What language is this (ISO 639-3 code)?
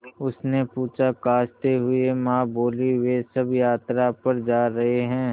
hin